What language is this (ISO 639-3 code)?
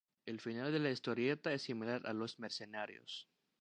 spa